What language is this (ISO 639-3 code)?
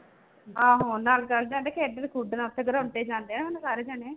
pan